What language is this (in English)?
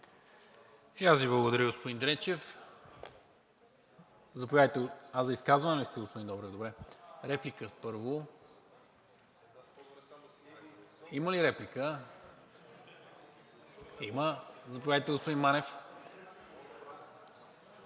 Bulgarian